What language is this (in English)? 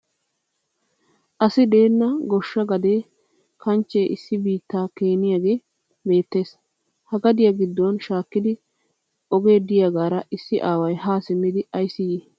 Wolaytta